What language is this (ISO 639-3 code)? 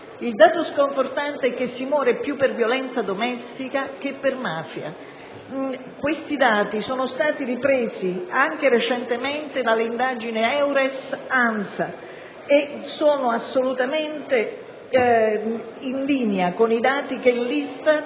ita